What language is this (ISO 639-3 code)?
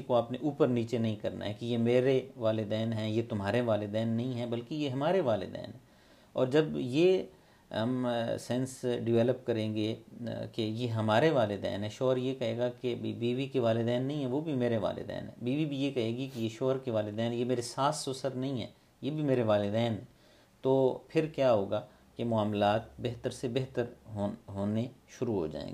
urd